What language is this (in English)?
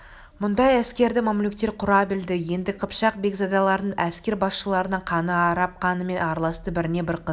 Kazakh